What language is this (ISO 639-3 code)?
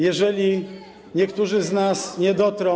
pol